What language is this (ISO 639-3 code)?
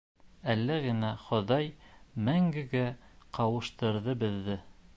bak